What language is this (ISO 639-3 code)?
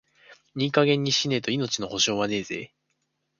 jpn